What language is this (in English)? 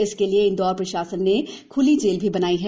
Hindi